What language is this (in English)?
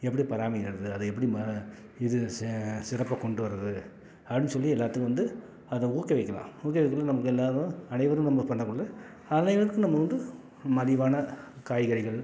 Tamil